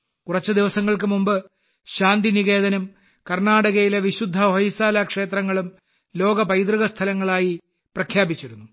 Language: Malayalam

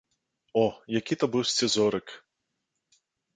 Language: Belarusian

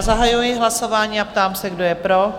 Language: Czech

